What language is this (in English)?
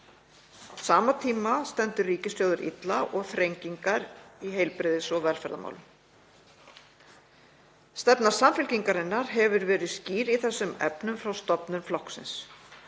Icelandic